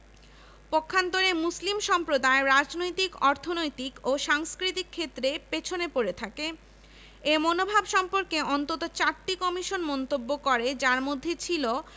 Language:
Bangla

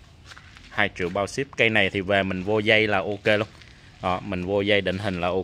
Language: Vietnamese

